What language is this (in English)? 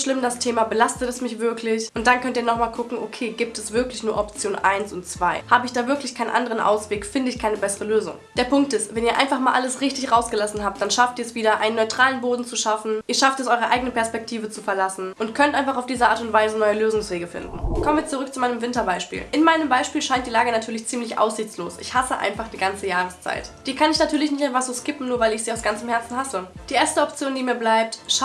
German